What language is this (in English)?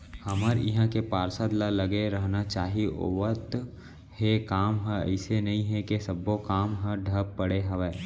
Chhattisgarhi